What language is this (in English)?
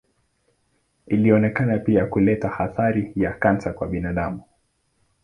Swahili